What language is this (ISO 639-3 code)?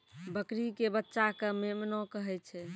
mai